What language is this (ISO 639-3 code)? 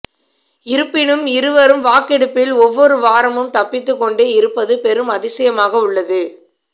tam